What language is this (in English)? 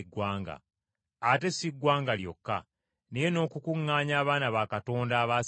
Ganda